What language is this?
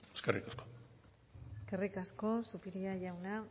Basque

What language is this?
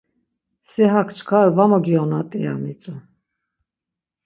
Laz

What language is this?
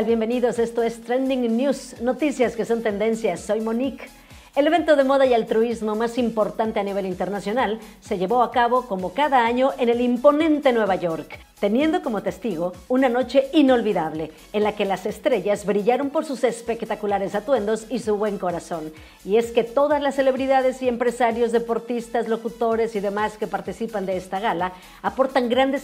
Spanish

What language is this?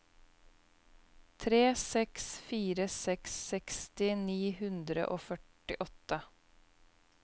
Norwegian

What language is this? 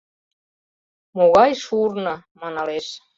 Mari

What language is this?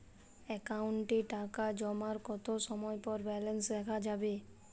Bangla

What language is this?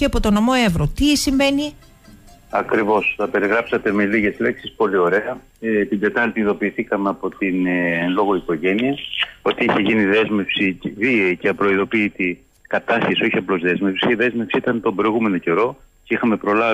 Greek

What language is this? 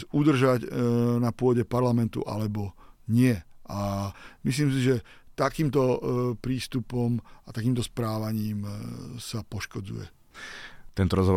Slovak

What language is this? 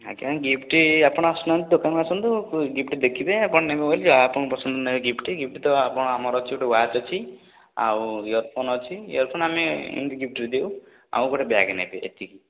Odia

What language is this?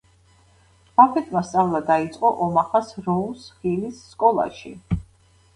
Georgian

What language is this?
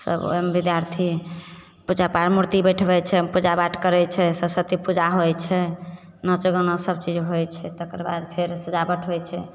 Maithili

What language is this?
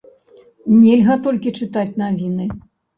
Belarusian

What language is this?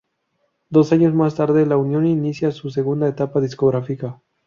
Spanish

